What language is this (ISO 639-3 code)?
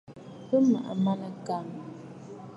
bfd